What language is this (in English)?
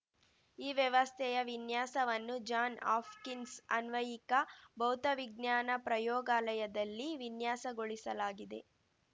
Kannada